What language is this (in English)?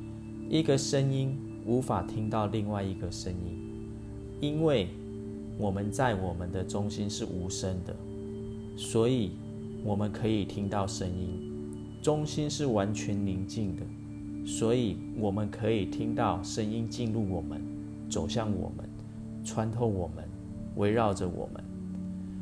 Chinese